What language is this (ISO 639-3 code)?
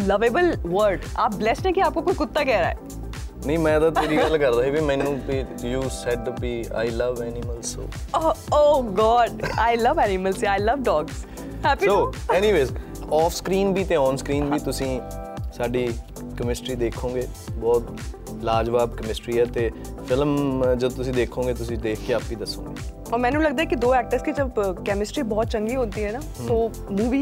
pan